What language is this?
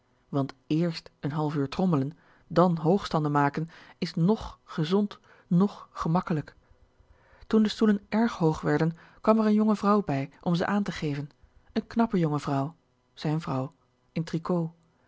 Dutch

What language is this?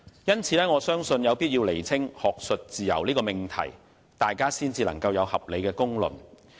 Cantonese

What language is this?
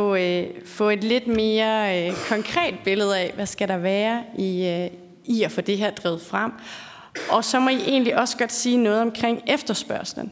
Danish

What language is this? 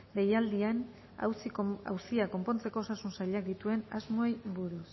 Basque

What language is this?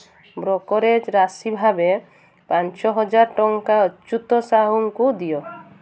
Odia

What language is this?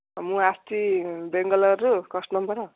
Odia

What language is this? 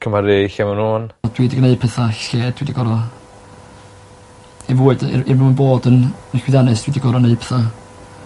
Welsh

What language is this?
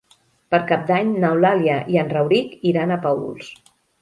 Catalan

